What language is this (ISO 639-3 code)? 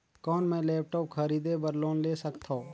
hne